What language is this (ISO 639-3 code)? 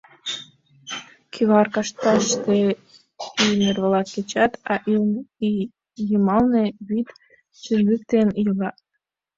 chm